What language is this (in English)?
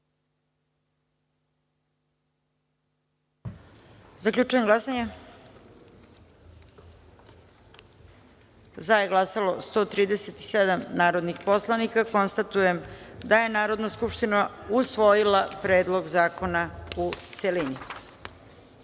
Serbian